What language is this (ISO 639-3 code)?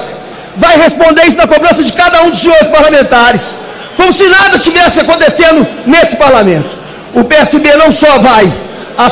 por